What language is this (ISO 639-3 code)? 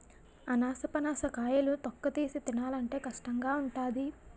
tel